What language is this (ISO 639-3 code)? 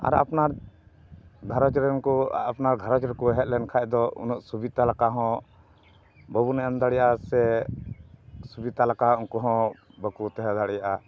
sat